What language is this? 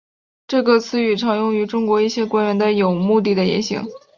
Chinese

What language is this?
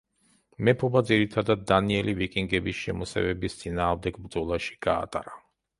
Georgian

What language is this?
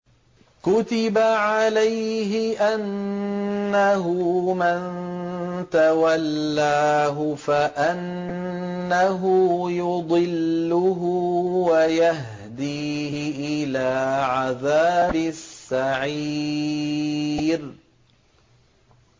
Arabic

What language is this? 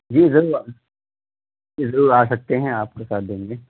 Urdu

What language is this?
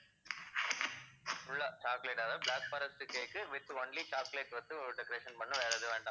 Tamil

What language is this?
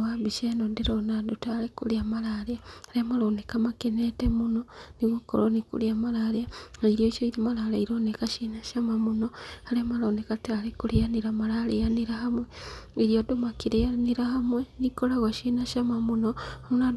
Kikuyu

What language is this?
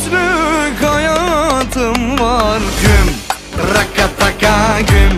Arabic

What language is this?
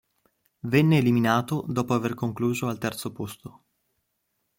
Italian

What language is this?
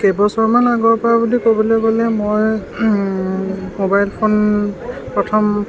Assamese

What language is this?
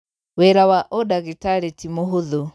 Kikuyu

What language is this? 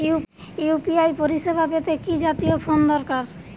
Bangla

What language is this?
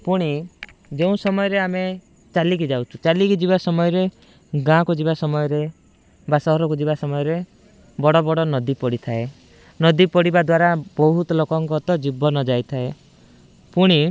Odia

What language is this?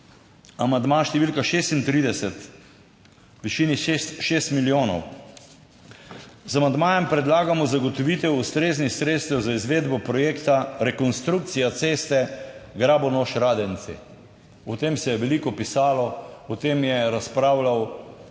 Slovenian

